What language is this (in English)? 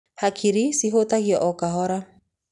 Kikuyu